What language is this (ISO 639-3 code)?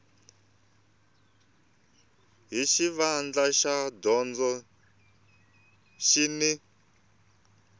tso